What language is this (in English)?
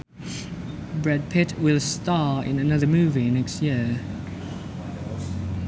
Sundanese